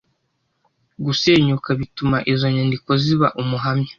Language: Kinyarwanda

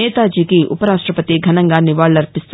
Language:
Telugu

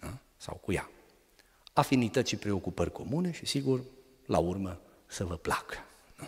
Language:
Romanian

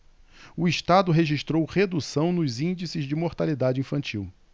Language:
Portuguese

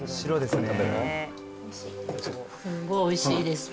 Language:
Japanese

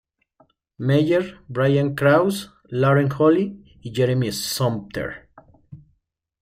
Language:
Spanish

